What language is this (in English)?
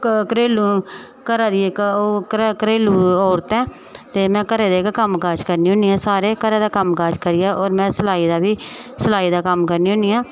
Dogri